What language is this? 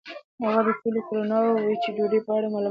Pashto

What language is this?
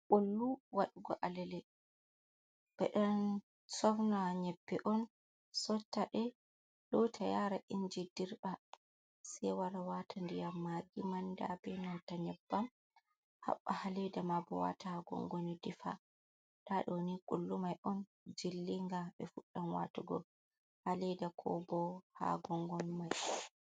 Fula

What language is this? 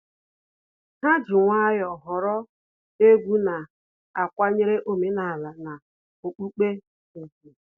Igbo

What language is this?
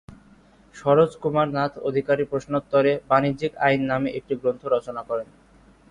Bangla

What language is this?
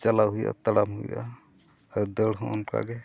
Santali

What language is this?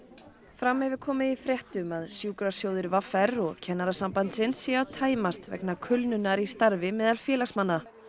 Icelandic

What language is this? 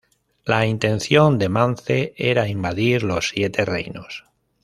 Spanish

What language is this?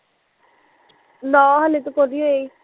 Punjabi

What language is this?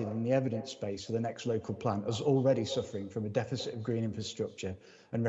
English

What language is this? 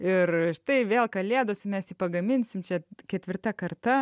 Lithuanian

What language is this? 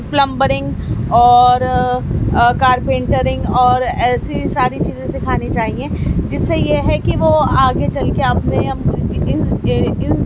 Urdu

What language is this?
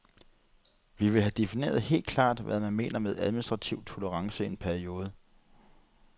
Danish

